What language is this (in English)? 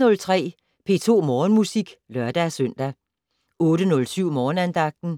Danish